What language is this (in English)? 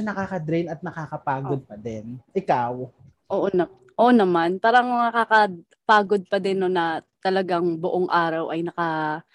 Filipino